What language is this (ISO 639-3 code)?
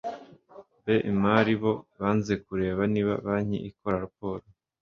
kin